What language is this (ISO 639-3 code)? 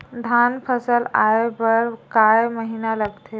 hne